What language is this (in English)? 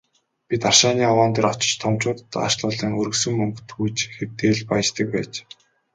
Mongolian